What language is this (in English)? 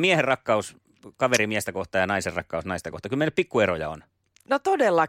Finnish